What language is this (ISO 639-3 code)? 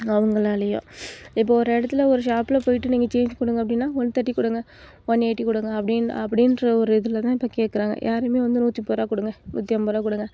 tam